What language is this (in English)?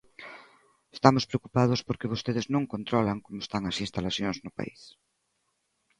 Galician